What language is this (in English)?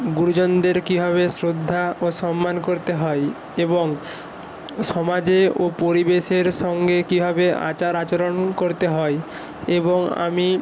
Bangla